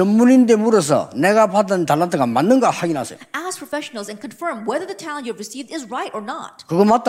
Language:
Korean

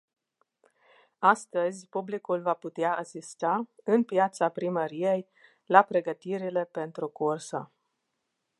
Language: Romanian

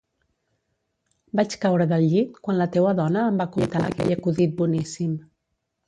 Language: Catalan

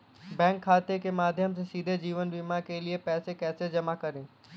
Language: Hindi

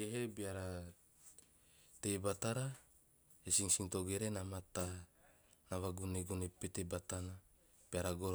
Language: Teop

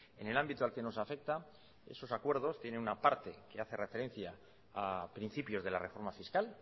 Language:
Spanish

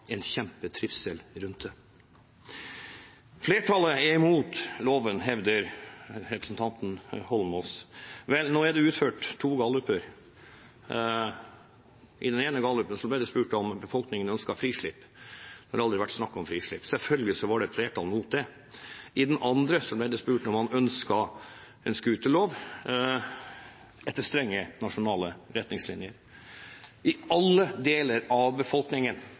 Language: Norwegian Bokmål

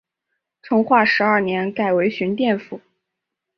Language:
Chinese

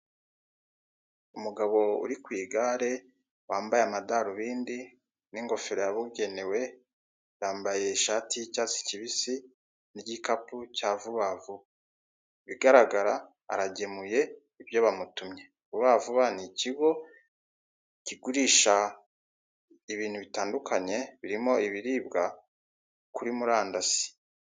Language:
Kinyarwanda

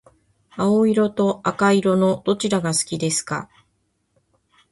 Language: Japanese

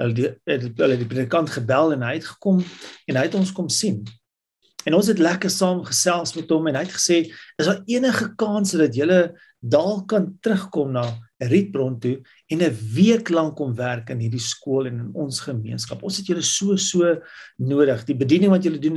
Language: Dutch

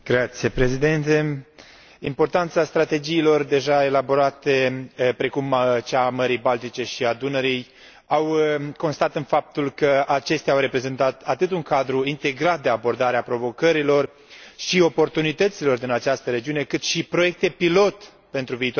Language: Romanian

